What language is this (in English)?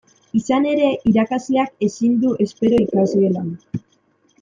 Basque